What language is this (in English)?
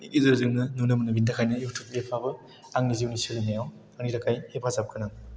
Bodo